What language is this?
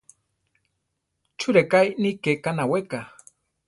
Central Tarahumara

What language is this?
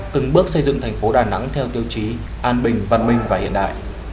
Vietnamese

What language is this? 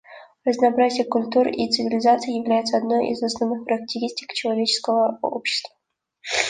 Russian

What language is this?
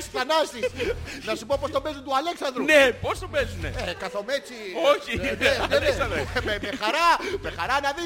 Greek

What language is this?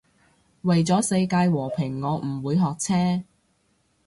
Cantonese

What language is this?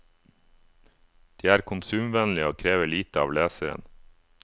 Norwegian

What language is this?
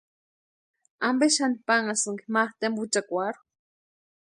Western Highland Purepecha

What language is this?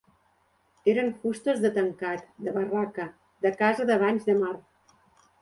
Catalan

